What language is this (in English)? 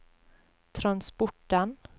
Norwegian